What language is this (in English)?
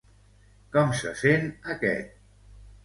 Catalan